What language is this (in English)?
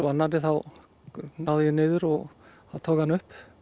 Icelandic